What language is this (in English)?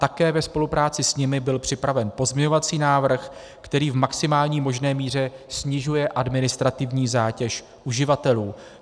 Czech